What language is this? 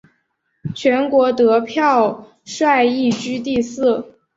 Chinese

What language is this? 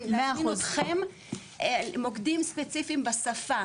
Hebrew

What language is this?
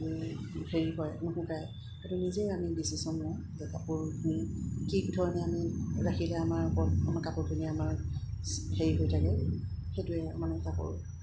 Assamese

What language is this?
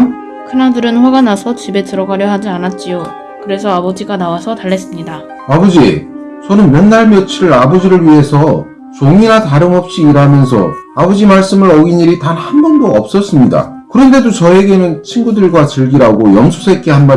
Korean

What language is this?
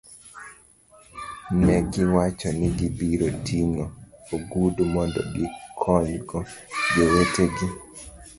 Luo (Kenya and Tanzania)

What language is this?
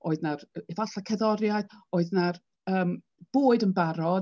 Welsh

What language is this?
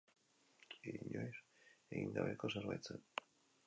Basque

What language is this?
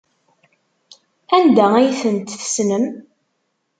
Kabyle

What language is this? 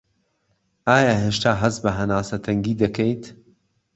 Central Kurdish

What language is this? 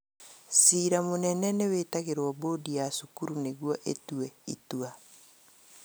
Kikuyu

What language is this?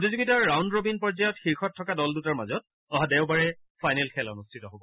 Assamese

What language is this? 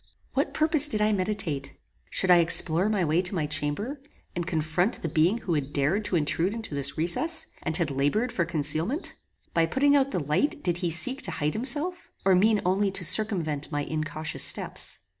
English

